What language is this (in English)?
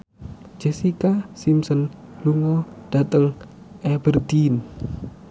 Javanese